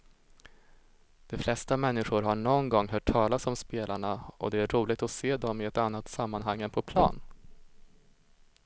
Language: Swedish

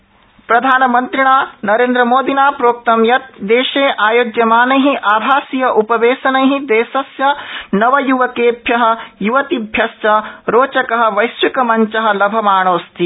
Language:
Sanskrit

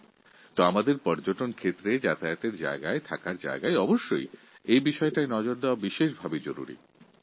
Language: Bangla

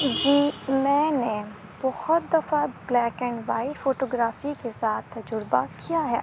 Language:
Urdu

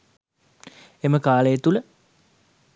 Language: Sinhala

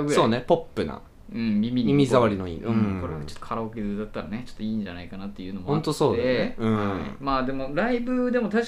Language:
Japanese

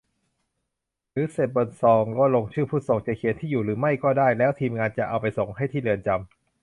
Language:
Thai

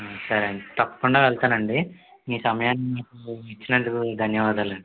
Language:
Telugu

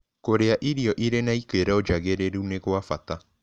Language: Kikuyu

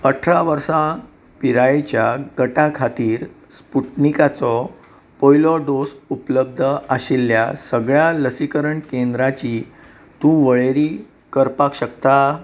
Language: Konkani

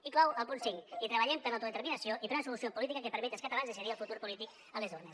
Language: Catalan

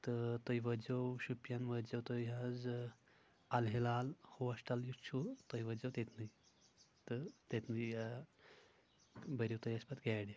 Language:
Kashmiri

